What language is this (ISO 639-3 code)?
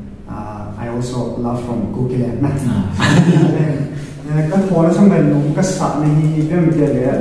ind